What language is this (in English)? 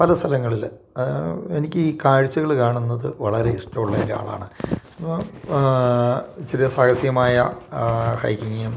Malayalam